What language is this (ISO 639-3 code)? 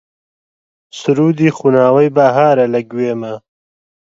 ckb